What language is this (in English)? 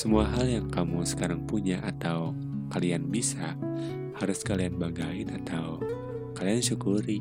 Indonesian